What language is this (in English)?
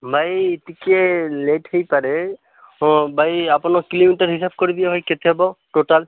Odia